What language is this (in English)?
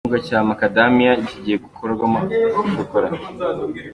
Kinyarwanda